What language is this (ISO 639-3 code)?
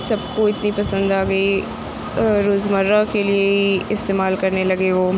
urd